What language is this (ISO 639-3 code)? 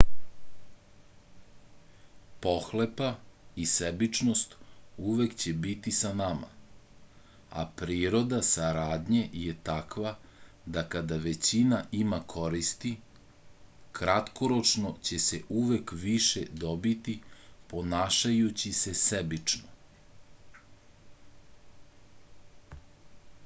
srp